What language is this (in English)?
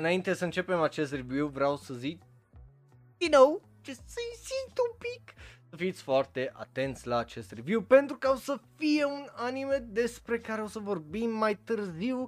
Romanian